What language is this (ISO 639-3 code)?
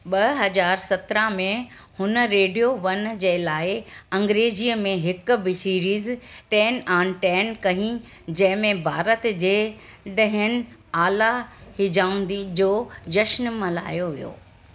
snd